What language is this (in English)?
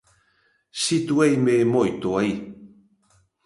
Galician